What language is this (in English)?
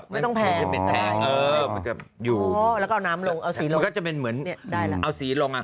Thai